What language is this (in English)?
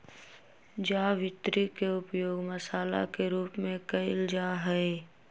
Magahi